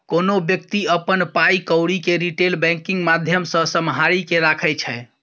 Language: Maithili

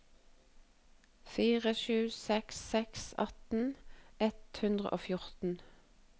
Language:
Norwegian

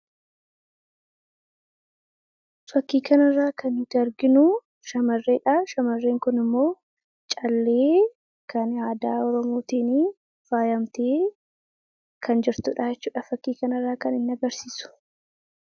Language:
Oromo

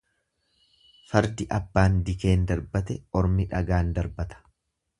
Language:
Oromo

